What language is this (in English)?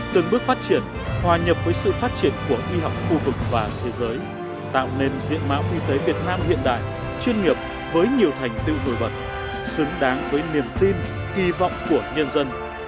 Vietnamese